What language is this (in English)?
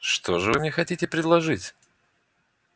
Russian